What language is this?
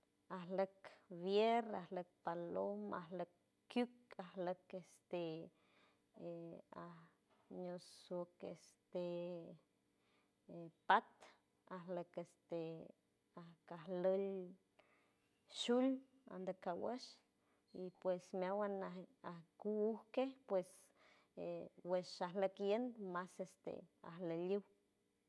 San Francisco Del Mar Huave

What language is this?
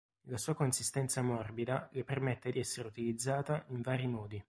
Italian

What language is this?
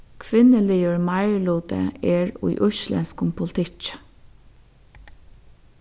Faroese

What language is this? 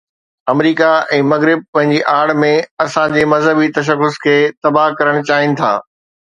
Sindhi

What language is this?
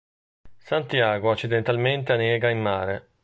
Italian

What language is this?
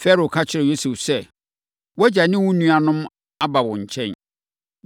Akan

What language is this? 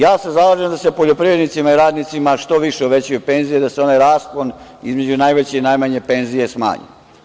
Serbian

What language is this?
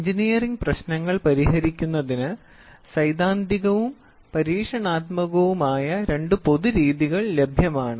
Malayalam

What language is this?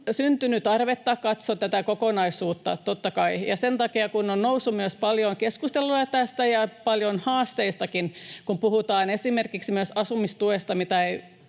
Finnish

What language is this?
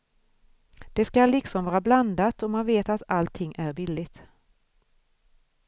Swedish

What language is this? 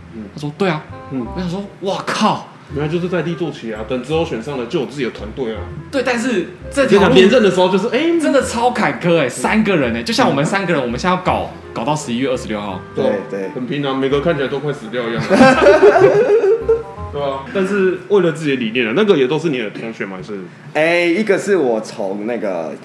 Chinese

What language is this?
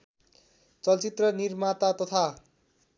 Nepali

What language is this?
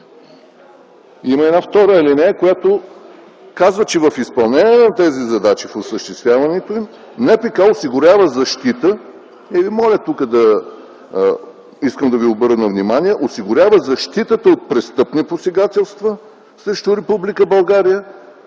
Bulgarian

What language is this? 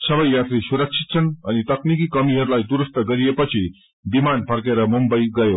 Nepali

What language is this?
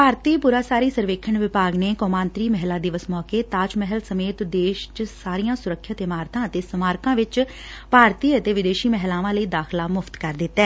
Punjabi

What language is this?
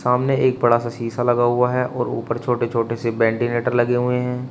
Hindi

